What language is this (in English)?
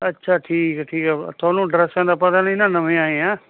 Punjabi